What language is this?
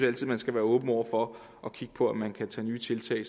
Danish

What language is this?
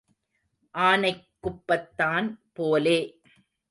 Tamil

